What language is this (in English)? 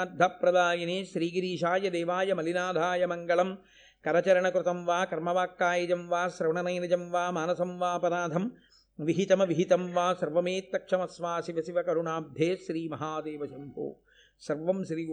Telugu